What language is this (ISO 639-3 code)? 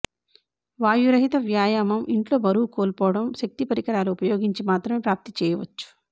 tel